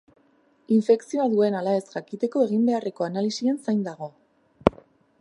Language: Basque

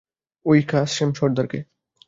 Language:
Bangla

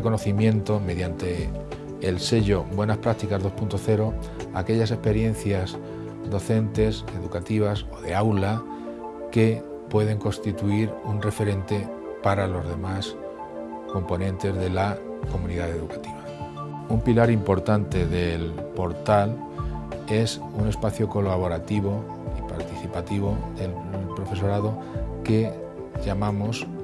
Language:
Spanish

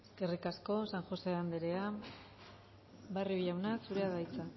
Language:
Basque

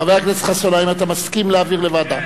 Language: Hebrew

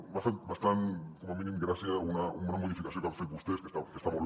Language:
Catalan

